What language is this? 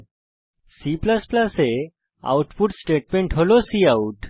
Bangla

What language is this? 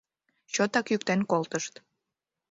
Mari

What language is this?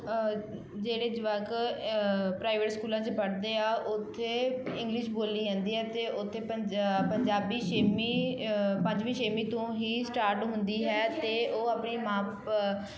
Punjabi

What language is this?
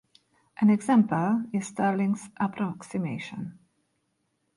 English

